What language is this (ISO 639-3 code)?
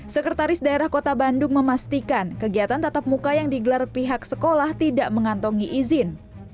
ind